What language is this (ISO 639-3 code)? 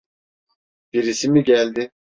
tur